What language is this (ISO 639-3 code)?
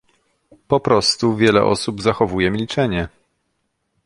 pol